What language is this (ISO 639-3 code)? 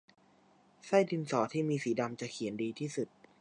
tha